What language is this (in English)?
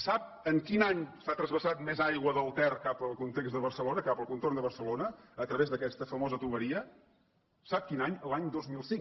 Catalan